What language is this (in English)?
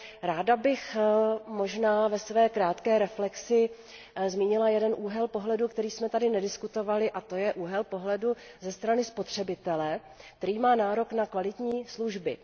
Czech